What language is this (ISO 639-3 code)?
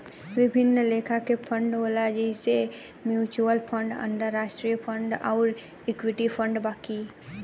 bho